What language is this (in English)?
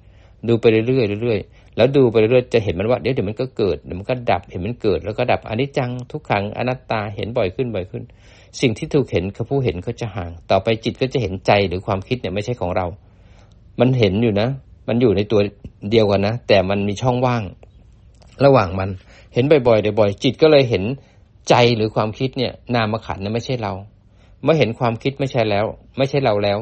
Thai